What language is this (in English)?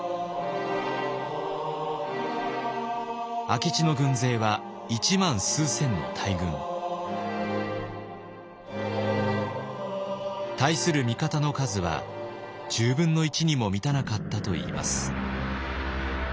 Japanese